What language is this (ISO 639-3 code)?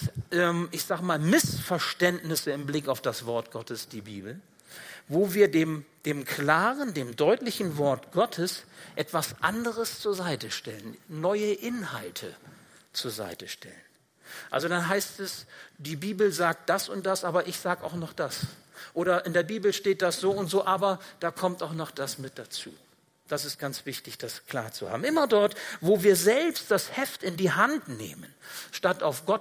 deu